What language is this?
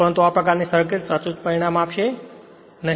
Gujarati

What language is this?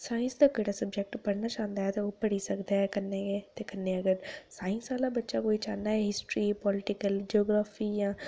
Dogri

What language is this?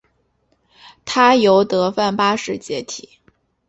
Chinese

